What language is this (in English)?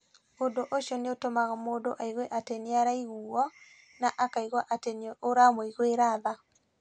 Kikuyu